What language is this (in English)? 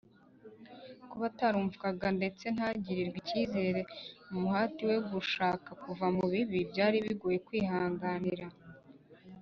Kinyarwanda